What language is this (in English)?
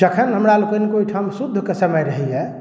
Maithili